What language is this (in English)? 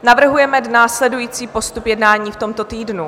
Czech